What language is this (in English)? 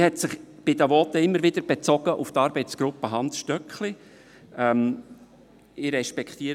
Swiss German